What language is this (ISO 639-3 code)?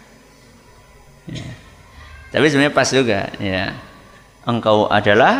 ind